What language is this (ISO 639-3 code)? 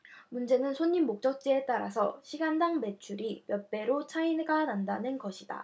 kor